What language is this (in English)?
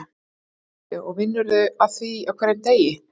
Icelandic